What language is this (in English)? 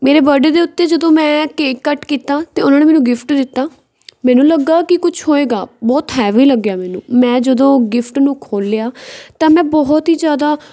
Punjabi